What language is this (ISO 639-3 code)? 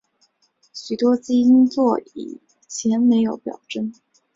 zho